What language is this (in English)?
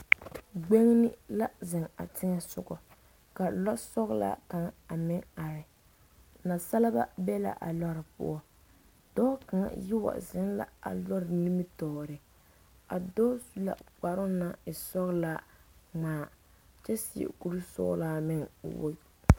Southern Dagaare